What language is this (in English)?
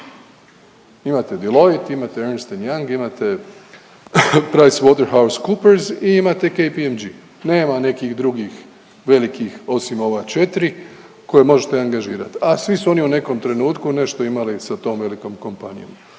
Croatian